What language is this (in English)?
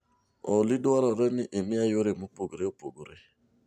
Luo (Kenya and Tanzania)